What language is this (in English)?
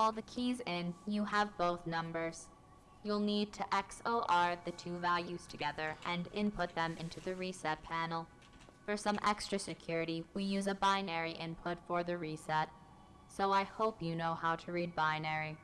English